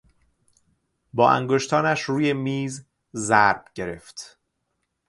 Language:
Persian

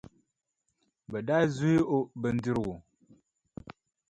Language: Dagbani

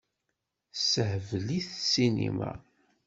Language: Kabyle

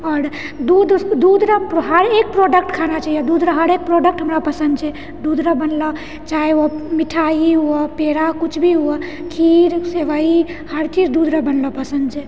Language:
Maithili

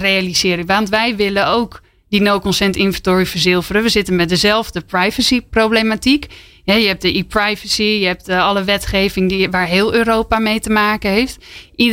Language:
Dutch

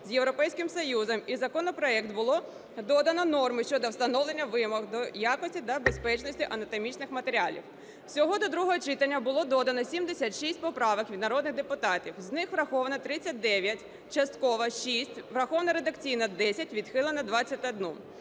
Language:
Ukrainian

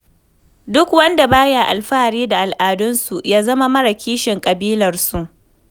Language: Hausa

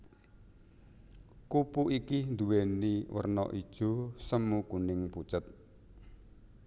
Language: Javanese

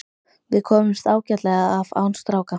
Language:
Icelandic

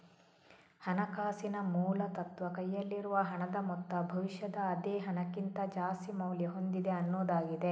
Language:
Kannada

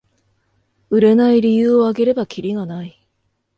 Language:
Japanese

